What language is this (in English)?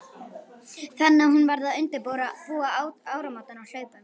Icelandic